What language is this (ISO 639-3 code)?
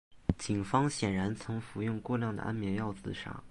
zho